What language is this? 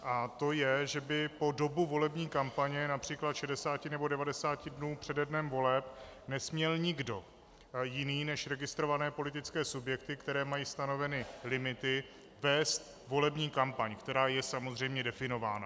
Czech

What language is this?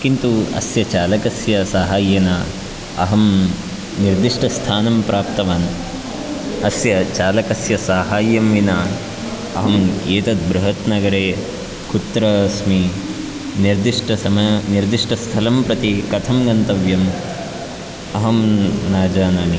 Sanskrit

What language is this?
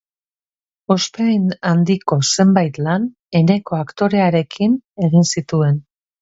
Basque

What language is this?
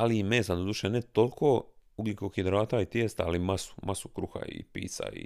Croatian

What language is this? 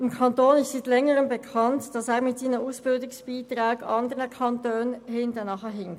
Swiss German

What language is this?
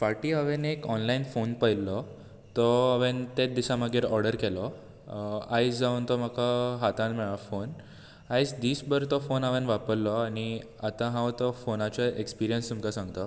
Konkani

